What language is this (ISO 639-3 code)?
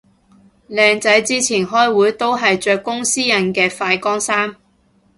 yue